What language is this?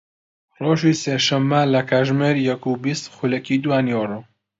Central Kurdish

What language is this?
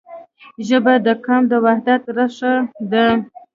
Pashto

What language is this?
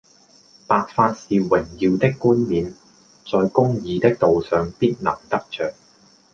Cantonese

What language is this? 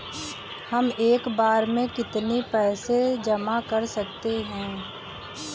Hindi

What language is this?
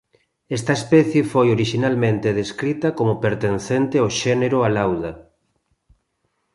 Galician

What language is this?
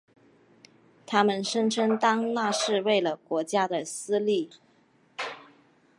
Chinese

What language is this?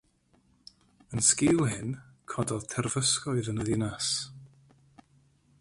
Welsh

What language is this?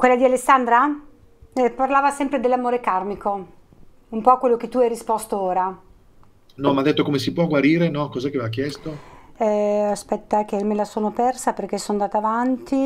Italian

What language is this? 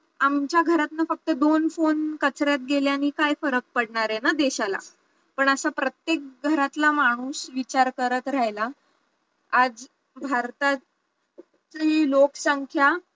Marathi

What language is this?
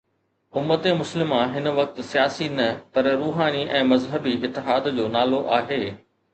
Sindhi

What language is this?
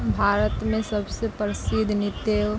Maithili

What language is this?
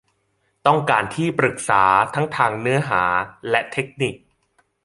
Thai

